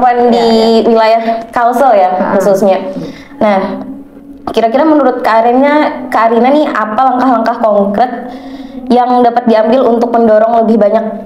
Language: Indonesian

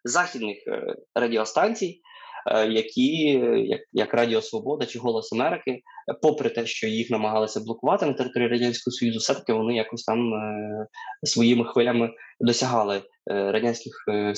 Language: Ukrainian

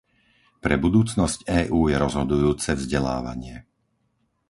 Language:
Slovak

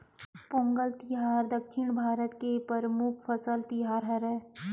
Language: Chhattisgarhi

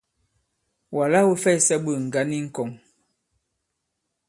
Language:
Bankon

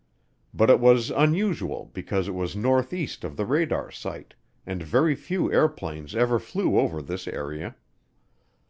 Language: English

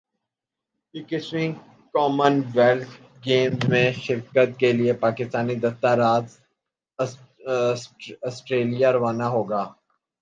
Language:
Urdu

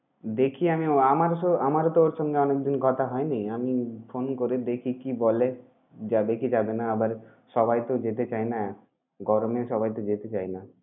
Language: Bangla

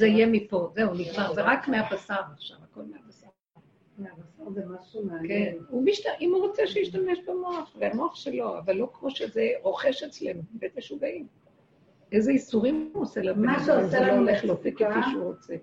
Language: Hebrew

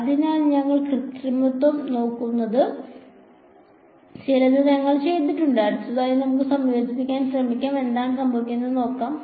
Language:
Malayalam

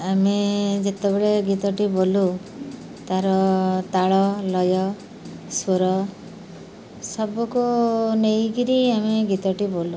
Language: Odia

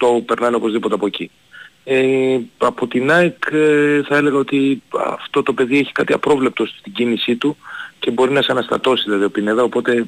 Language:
Greek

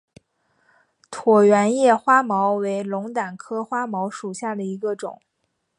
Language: Chinese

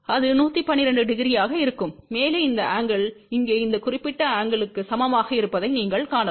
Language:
Tamil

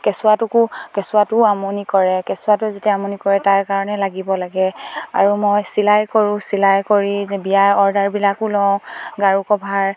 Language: Assamese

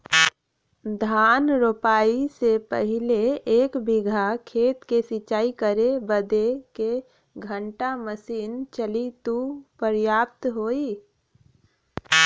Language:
Bhojpuri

